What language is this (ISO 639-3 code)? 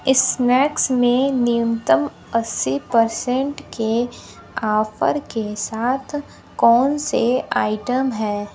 hin